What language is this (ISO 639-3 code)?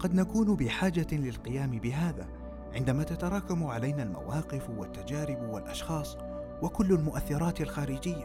ara